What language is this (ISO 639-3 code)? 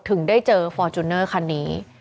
tha